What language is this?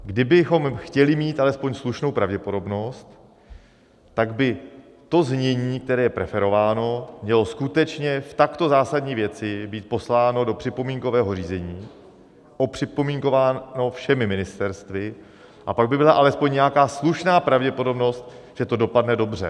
Czech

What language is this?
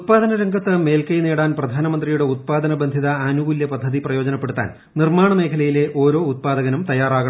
Malayalam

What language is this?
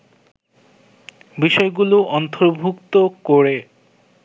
Bangla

